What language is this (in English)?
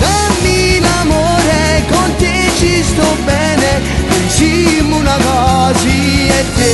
Romanian